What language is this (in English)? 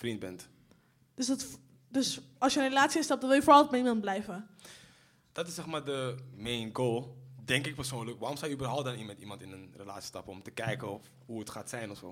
Dutch